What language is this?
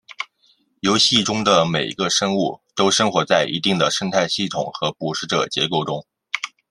Chinese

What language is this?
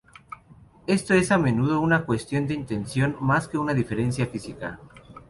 Spanish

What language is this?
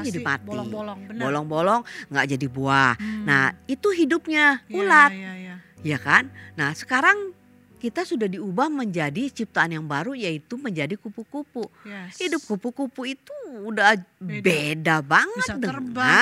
Indonesian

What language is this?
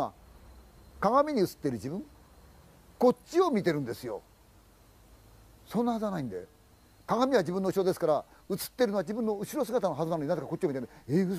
Japanese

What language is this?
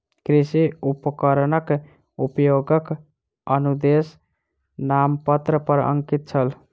Maithili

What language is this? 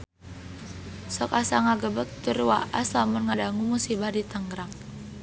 Sundanese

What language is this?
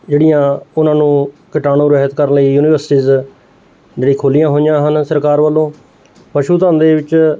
Punjabi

